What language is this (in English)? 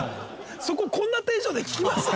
Japanese